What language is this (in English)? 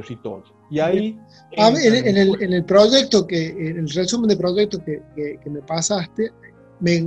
Spanish